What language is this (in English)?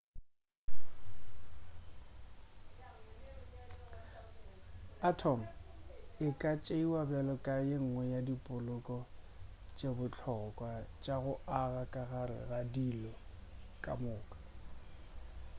Northern Sotho